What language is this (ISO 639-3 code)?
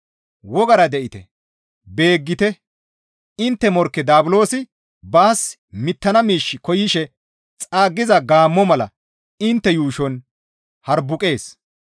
gmv